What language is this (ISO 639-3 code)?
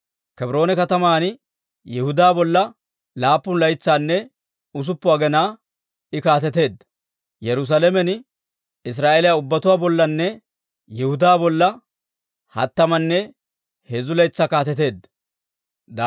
dwr